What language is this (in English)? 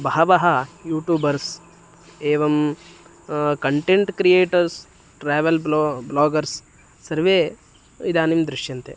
Sanskrit